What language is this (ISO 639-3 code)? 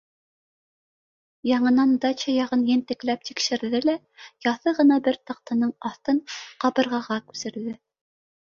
bak